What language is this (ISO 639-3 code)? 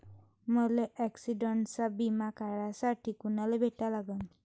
mar